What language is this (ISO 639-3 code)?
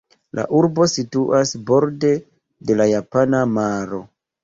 epo